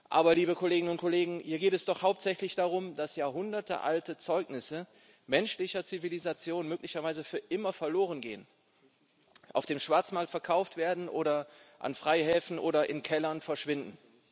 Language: German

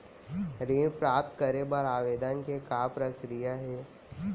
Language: Chhattisgarhi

